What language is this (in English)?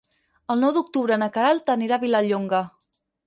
Catalan